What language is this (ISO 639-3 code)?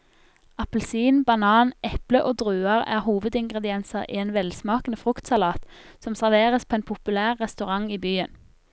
nor